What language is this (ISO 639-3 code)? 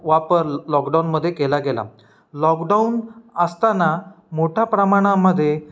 mar